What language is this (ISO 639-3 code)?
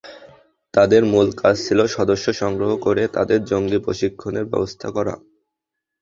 ben